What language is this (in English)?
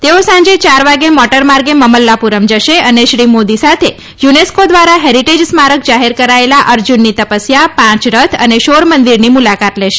Gujarati